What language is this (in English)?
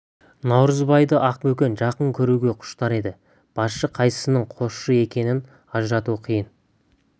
Kazakh